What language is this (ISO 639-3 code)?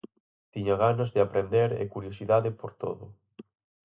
glg